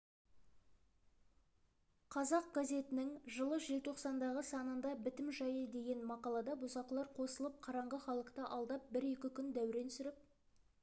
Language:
Kazakh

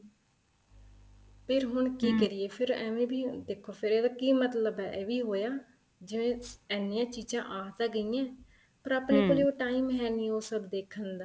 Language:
Punjabi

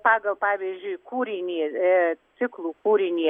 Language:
Lithuanian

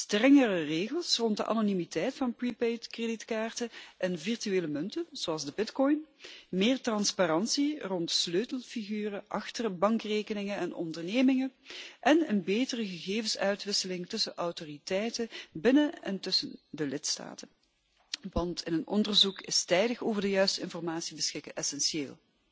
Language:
Dutch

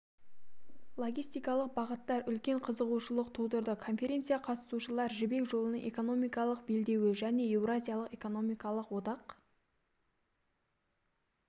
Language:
Kazakh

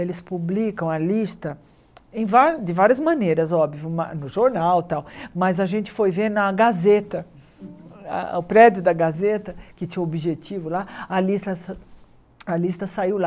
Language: Portuguese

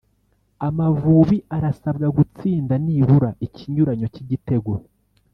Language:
Kinyarwanda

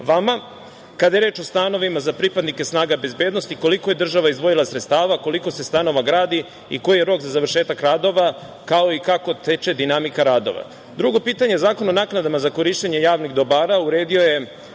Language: Serbian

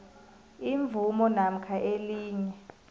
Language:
South Ndebele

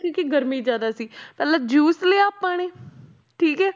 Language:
Punjabi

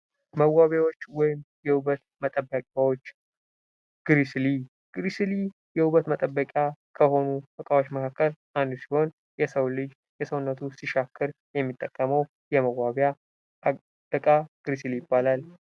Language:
Amharic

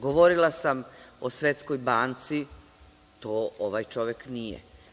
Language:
Serbian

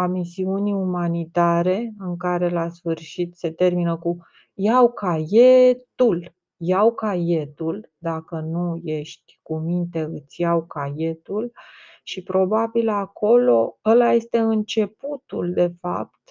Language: Romanian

